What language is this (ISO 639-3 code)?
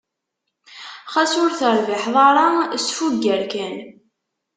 kab